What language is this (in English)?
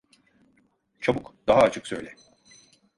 Turkish